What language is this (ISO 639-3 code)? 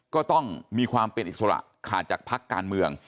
tha